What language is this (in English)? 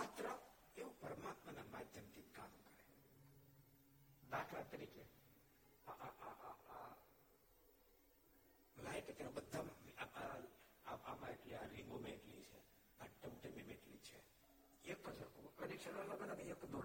Gujarati